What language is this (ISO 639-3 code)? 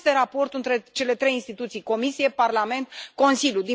ron